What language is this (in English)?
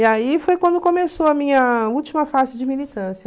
Portuguese